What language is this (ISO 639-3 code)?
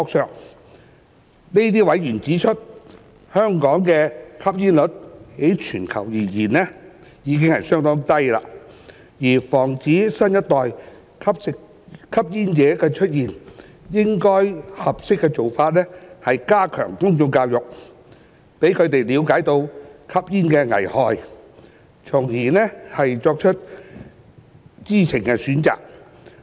yue